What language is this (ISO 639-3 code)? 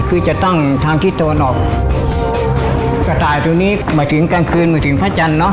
tha